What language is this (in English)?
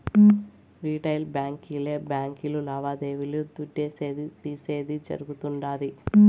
Telugu